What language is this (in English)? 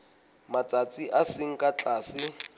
Southern Sotho